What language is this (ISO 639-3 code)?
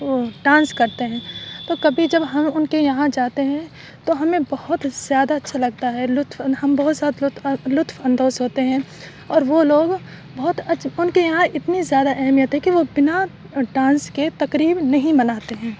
urd